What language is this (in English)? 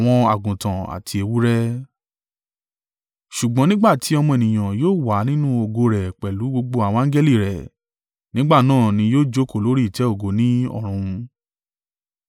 Yoruba